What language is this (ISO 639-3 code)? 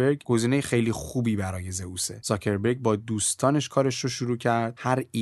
fas